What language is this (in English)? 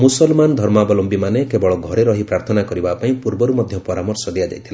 Odia